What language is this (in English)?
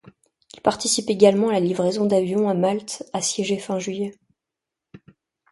French